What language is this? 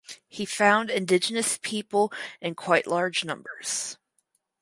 English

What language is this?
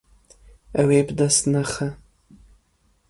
Kurdish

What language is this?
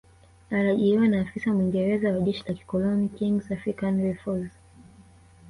Swahili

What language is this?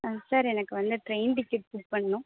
Tamil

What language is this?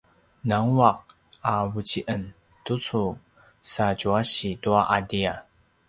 Paiwan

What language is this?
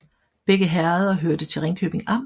Danish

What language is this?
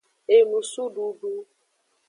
Aja (Benin)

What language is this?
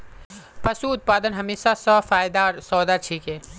Magahi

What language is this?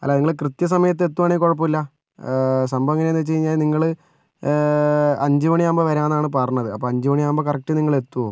Malayalam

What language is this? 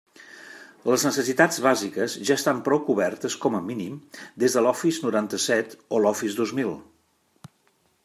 Catalan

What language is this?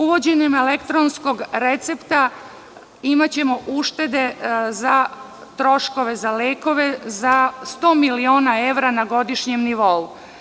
Serbian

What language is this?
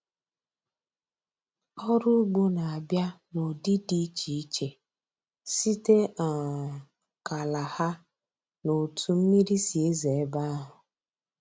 Igbo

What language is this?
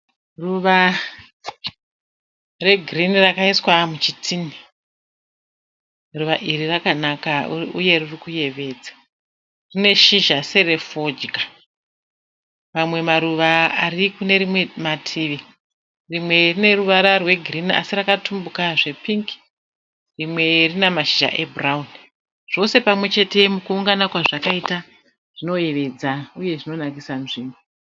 Shona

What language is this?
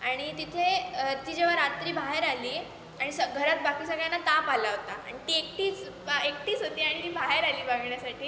Marathi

